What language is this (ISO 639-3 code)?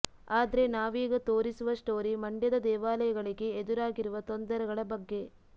kan